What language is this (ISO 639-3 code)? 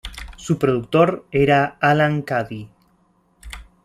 spa